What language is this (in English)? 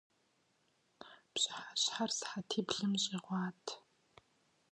Kabardian